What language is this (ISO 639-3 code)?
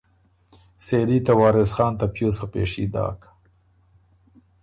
oru